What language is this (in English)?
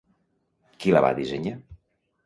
Catalan